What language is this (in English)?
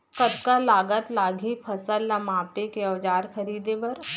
Chhattisgarhi